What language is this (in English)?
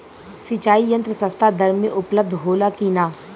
Bhojpuri